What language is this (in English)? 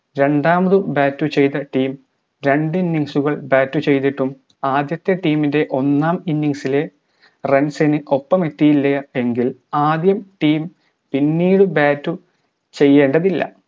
Malayalam